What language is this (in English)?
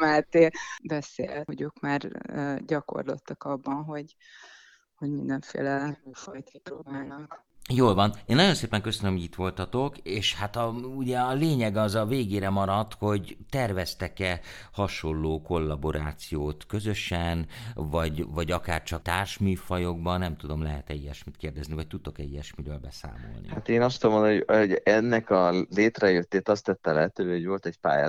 Hungarian